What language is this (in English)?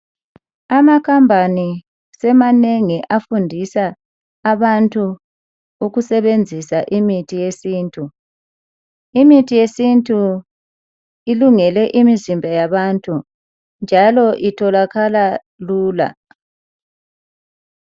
North Ndebele